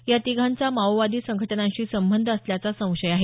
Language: Marathi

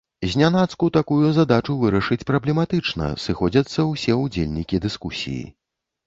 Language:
Belarusian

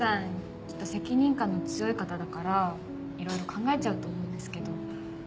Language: Japanese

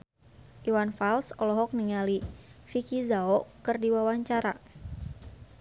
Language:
Sundanese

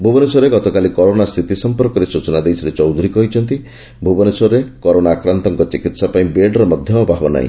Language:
Odia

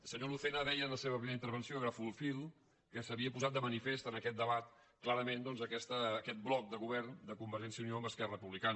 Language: Catalan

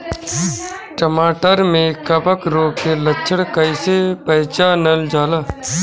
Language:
Bhojpuri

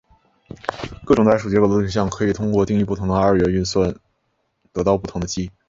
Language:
Chinese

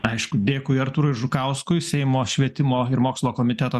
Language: Lithuanian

